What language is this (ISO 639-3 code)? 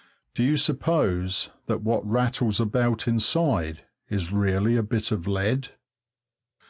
eng